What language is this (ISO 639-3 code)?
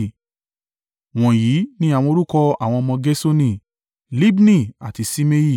yor